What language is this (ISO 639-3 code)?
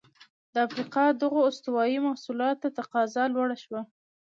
pus